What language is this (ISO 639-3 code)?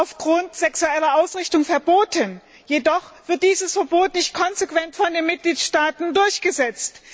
deu